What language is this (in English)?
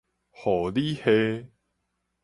Min Nan Chinese